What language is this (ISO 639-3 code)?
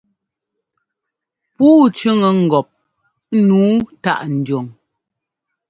jgo